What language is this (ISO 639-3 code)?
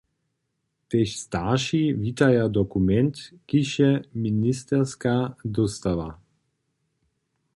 hsb